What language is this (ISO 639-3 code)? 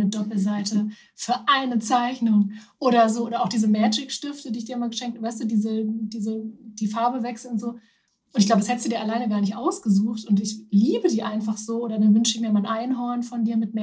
deu